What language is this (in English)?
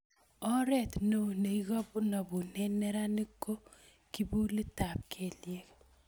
Kalenjin